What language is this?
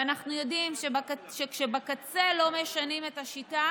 Hebrew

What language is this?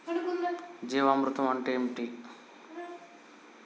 Telugu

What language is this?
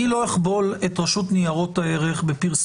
Hebrew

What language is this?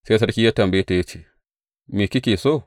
Hausa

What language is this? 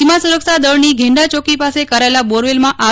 Gujarati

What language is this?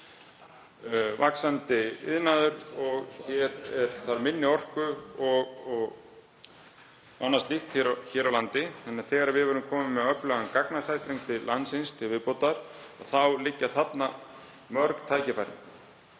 Icelandic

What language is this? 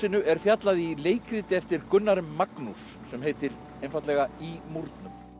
Icelandic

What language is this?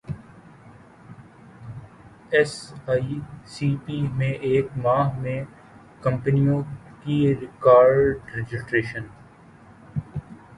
Urdu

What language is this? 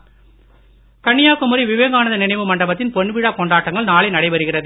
Tamil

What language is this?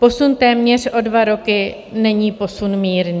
Czech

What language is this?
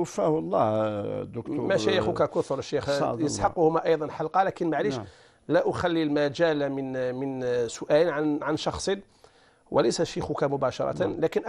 Arabic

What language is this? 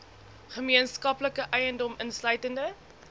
Afrikaans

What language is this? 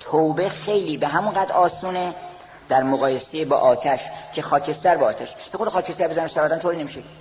Persian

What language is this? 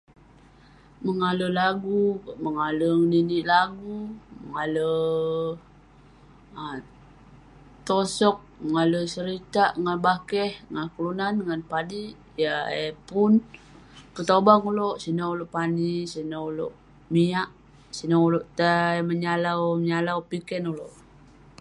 Western Penan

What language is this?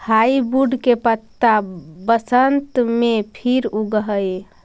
Magahi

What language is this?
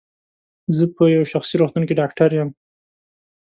Pashto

